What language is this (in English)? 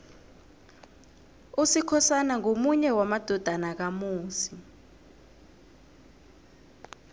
South Ndebele